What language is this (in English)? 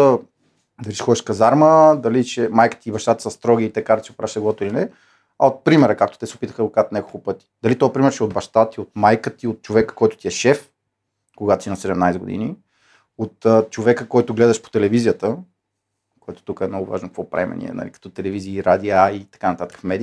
Bulgarian